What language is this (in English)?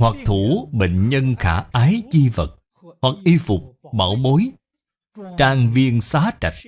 Vietnamese